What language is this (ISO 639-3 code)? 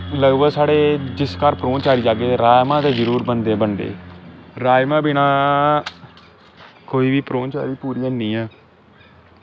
doi